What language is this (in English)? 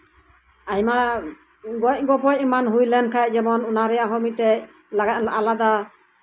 Santali